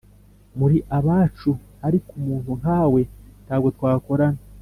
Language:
Kinyarwanda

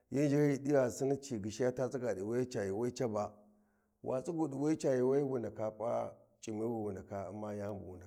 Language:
Warji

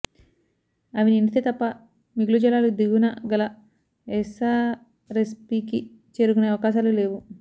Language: Telugu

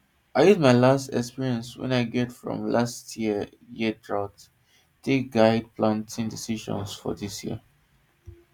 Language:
Nigerian Pidgin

